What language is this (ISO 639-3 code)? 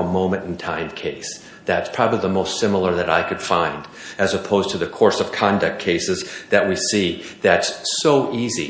eng